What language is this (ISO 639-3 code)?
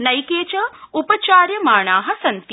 san